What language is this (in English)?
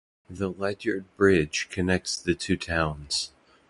English